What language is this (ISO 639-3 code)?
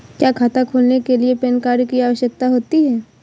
hin